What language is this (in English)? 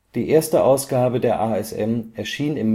German